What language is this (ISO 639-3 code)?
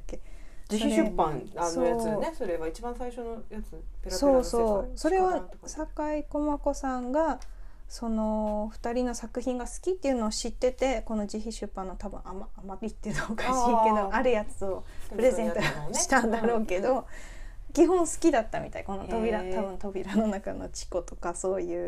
jpn